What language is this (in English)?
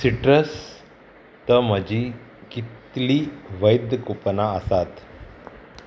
Konkani